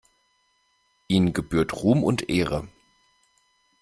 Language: German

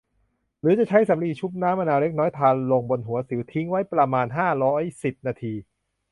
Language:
Thai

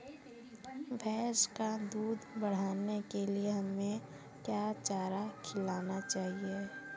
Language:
Hindi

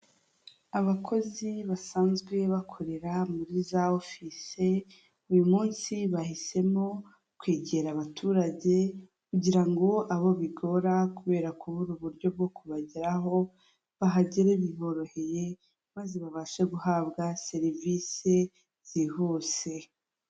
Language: Kinyarwanda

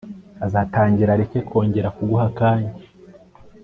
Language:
Kinyarwanda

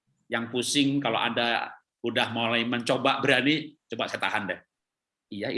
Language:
Indonesian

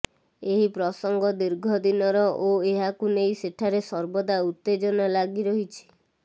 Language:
Odia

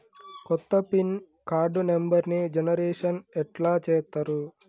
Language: Telugu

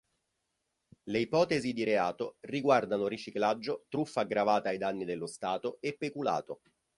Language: Italian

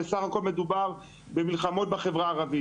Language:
Hebrew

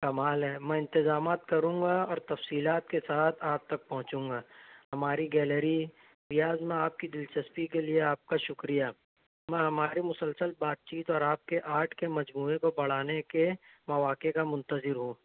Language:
Urdu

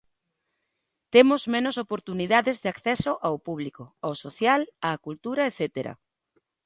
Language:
Galician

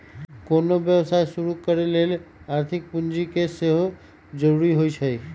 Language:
Magahi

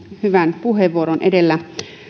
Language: Finnish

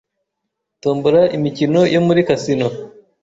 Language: Kinyarwanda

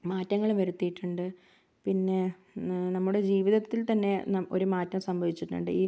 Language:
Malayalam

